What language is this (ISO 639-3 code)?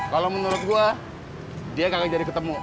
ind